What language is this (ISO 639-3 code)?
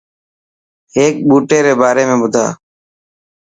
mki